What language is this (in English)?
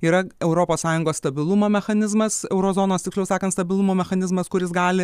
Lithuanian